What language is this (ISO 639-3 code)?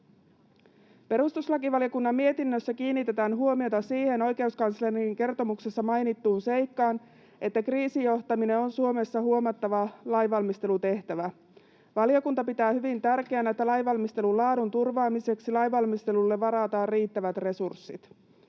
fin